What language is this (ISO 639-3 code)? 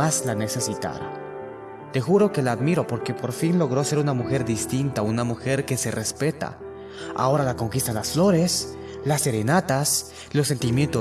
spa